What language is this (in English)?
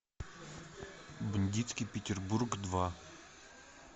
Russian